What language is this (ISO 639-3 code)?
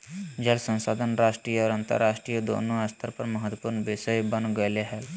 mag